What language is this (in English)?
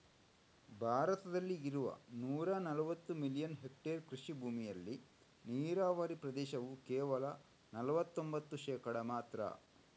Kannada